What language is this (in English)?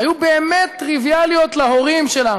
Hebrew